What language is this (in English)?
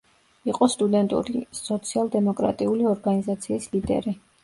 Georgian